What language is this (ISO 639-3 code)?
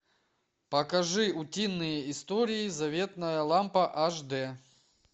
rus